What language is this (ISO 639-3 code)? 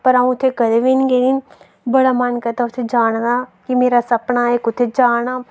doi